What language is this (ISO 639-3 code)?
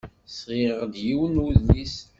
kab